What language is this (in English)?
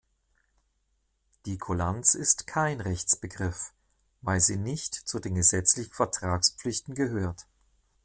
German